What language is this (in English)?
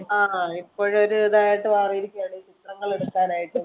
Malayalam